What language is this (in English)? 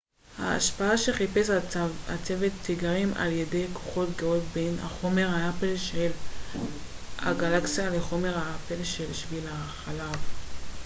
Hebrew